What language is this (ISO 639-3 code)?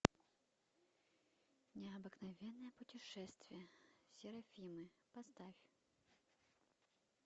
rus